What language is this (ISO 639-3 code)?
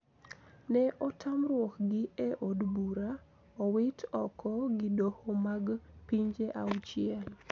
luo